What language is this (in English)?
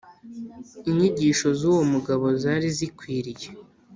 Kinyarwanda